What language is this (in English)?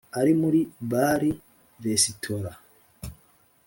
Kinyarwanda